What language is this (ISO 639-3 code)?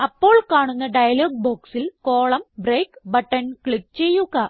mal